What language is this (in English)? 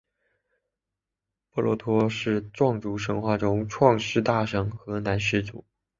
Chinese